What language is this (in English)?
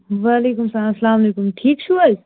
Kashmiri